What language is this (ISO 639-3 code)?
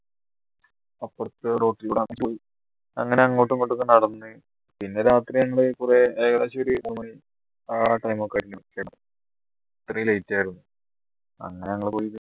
mal